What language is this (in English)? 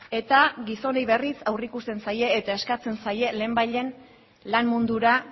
Basque